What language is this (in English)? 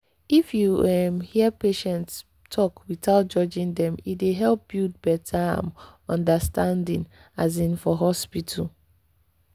Nigerian Pidgin